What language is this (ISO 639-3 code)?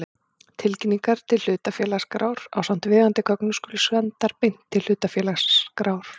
isl